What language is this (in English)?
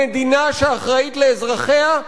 Hebrew